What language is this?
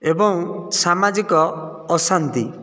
Odia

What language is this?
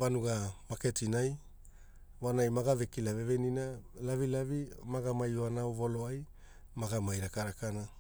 Hula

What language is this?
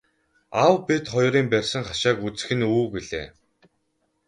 Mongolian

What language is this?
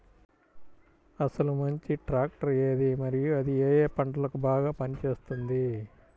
Telugu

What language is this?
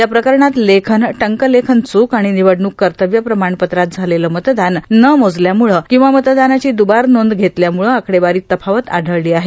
Marathi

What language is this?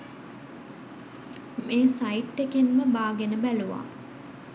Sinhala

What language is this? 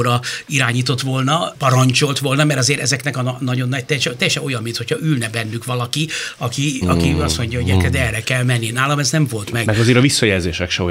Hungarian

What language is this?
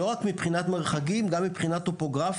Hebrew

